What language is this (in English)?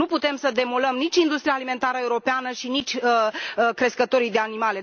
Romanian